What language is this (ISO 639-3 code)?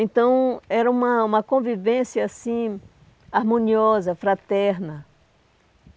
por